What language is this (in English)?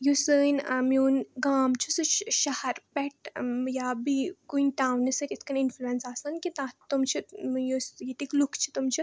Kashmiri